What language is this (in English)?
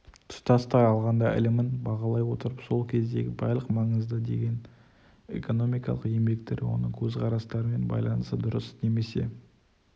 Kazakh